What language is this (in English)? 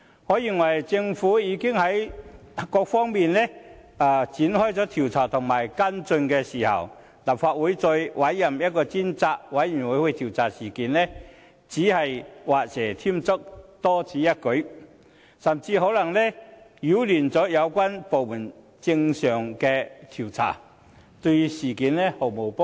Cantonese